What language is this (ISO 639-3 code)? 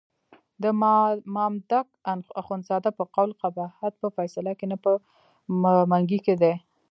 pus